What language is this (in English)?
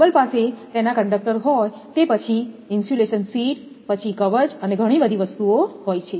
Gujarati